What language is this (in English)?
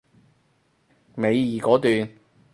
Cantonese